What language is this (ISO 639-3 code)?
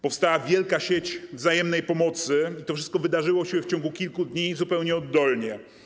pol